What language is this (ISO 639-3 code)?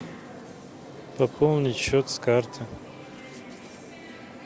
rus